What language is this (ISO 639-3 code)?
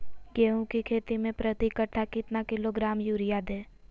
mag